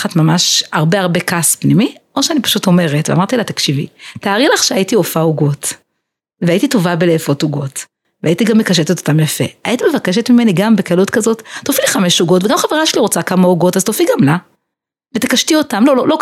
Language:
Hebrew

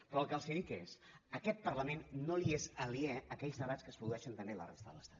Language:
Catalan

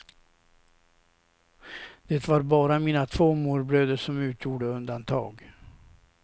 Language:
Swedish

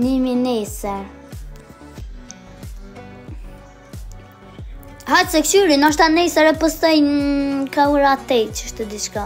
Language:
Romanian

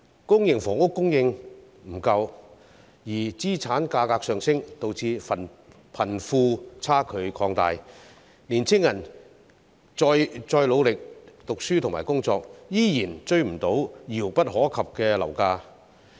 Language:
Cantonese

